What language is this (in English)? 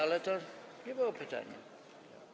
Polish